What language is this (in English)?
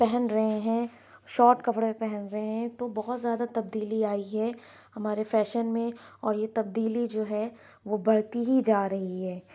Urdu